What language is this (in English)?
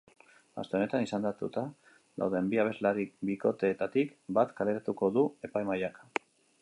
Basque